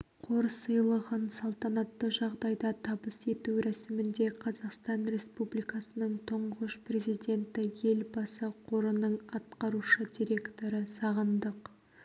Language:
Kazakh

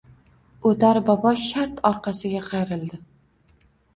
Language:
Uzbek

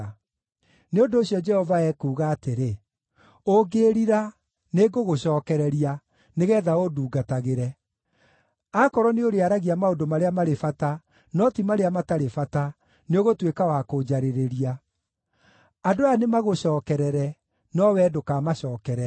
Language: Kikuyu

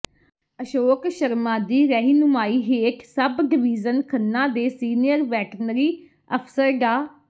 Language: Punjabi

